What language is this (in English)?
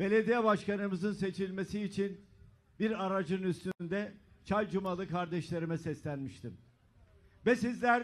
Turkish